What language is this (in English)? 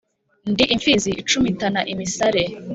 Kinyarwanda